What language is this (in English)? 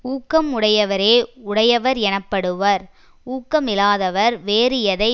Tamil